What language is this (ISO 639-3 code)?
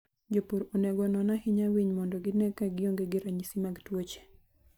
luo